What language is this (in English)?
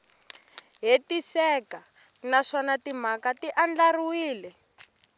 Tsonga